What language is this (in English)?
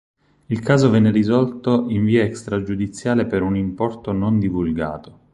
Italian